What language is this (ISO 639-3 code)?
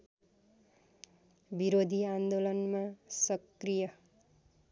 nep